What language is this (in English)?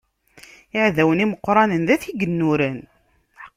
Kabyle